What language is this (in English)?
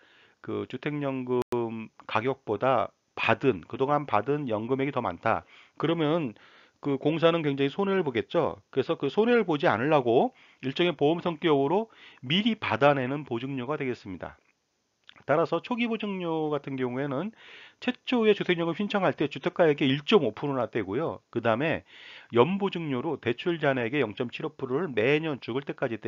Korean